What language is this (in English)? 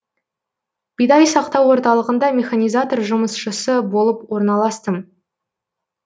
Kazakh